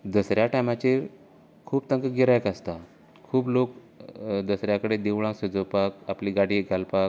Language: Konkani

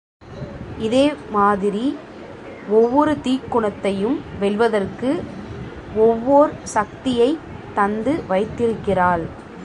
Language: Tamil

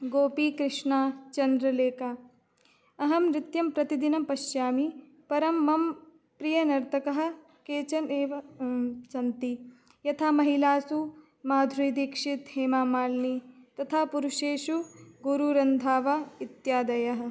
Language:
Sanskrit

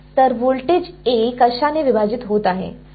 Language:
Marathi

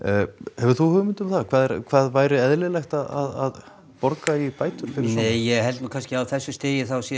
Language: Icelandic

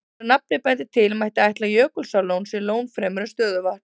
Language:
Icelandic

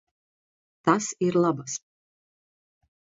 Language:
Latvian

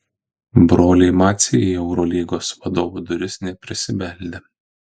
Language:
Lithuanian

